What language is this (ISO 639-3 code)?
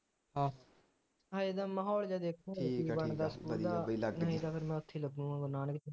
pan